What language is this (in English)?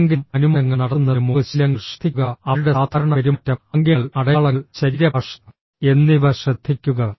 Malayalam